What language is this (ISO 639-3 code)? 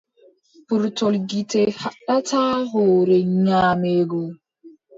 fub